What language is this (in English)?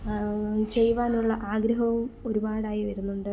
Malayalam